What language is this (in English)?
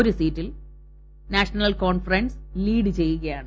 Malayalam